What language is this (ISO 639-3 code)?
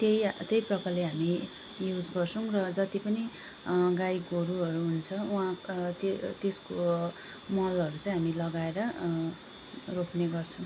nep